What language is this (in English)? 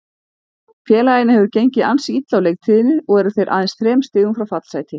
Icelandic